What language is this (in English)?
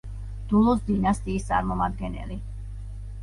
Georgian